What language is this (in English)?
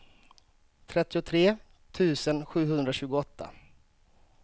Swedish